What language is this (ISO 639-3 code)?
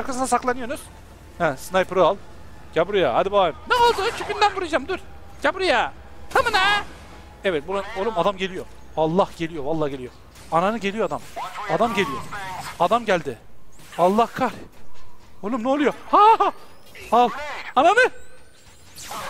tur